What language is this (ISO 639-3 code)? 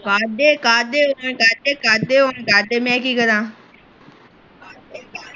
pan